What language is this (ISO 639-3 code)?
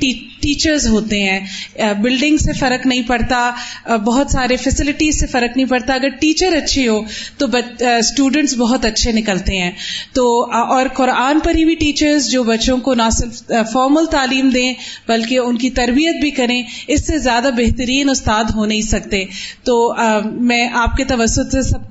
urd